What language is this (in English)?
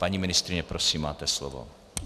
Czech